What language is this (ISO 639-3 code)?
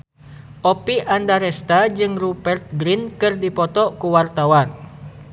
sun